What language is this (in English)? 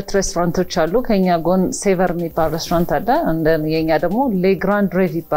English